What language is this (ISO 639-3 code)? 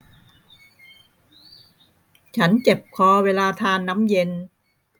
tha